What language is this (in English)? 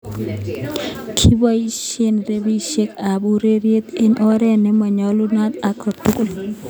Kalenjin